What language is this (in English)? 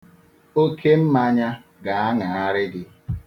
Igbo